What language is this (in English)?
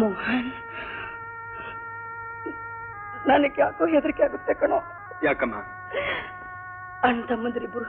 Hindi